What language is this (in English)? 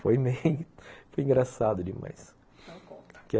Portuguese